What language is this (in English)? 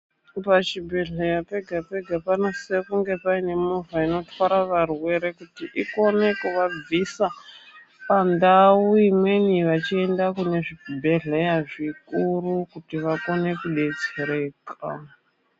Ndau